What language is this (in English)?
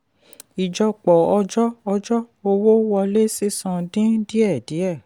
Yoruba